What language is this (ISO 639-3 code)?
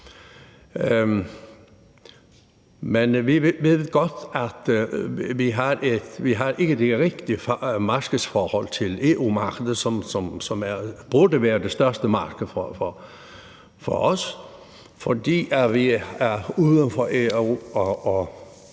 dan